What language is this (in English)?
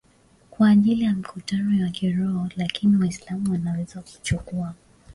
Swahili